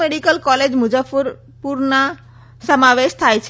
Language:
Gujarati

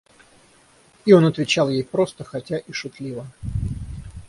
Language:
Russian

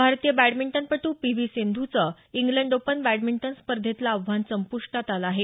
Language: Marathi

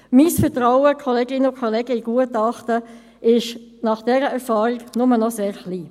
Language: Swiss German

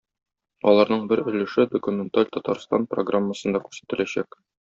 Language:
Tatar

